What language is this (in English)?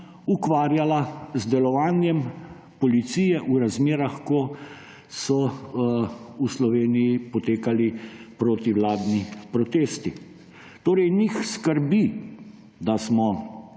Slovenian